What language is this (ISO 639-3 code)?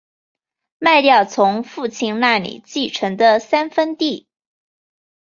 zho